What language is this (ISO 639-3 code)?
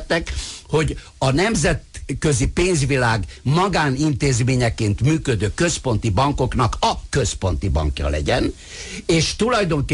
hun